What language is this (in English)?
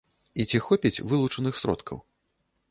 Belarusian